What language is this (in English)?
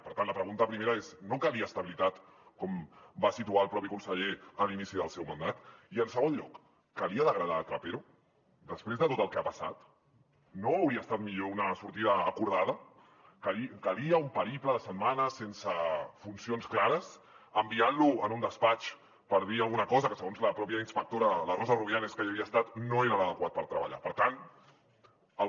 Catalan